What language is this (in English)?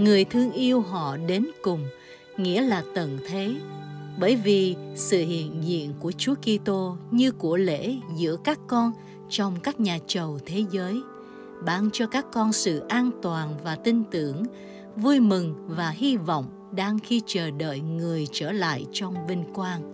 Vietnamese